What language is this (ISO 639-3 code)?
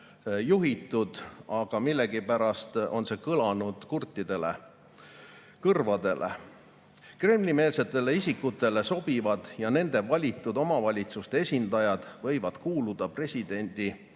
est